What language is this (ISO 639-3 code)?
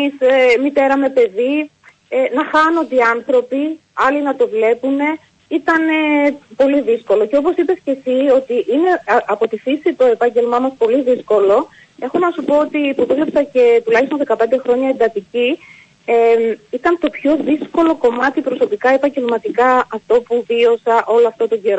ell